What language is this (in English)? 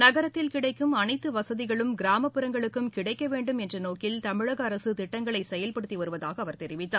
Tamil